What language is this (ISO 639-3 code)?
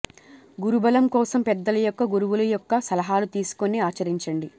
tel